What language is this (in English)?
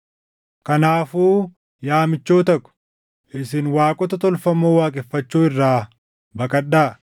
Oromo